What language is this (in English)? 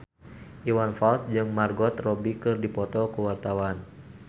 Sundanese